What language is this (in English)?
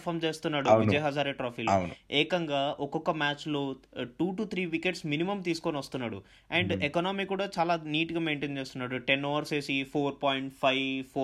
Telugu